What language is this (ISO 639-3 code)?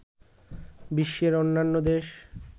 ben